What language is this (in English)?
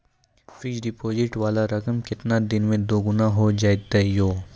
Maithili